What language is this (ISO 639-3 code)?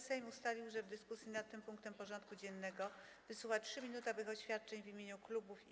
pol